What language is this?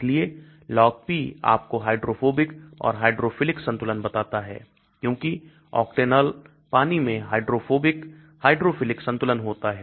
Hindi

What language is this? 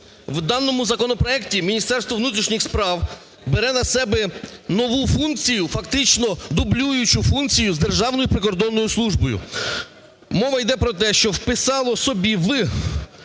Ukrainian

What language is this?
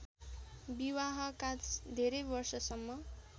Nepali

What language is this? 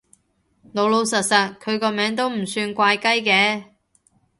Cantonese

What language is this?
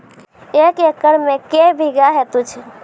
Maithili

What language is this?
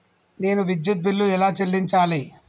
Telugu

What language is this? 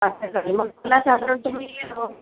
Marathi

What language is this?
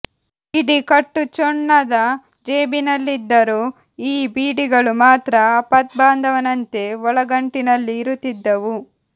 Kannada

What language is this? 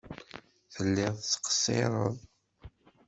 Kabyle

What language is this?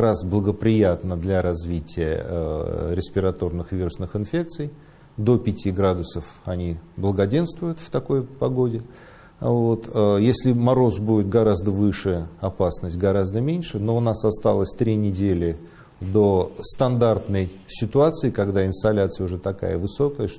Russian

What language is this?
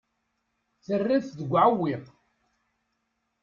Kabyle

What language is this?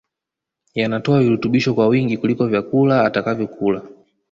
Swahili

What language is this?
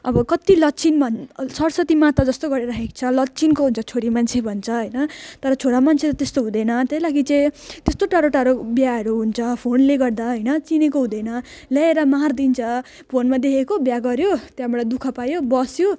Nepali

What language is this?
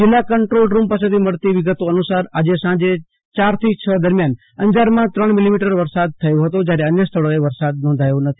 Gujarati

